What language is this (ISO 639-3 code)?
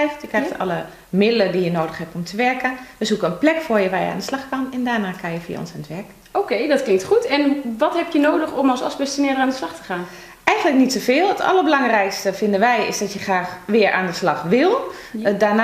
nld